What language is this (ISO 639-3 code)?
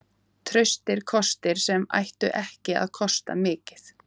isl